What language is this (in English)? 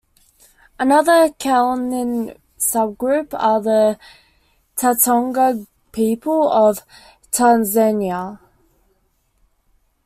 English